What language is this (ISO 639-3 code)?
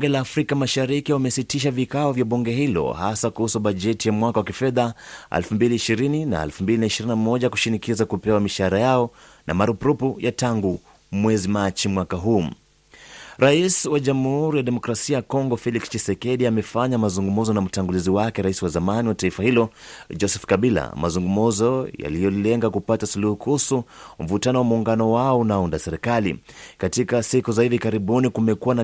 swa